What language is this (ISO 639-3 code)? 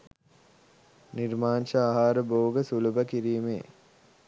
sin